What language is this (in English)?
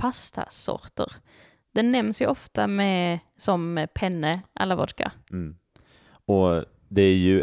Swedish